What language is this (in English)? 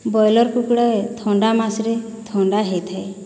Odia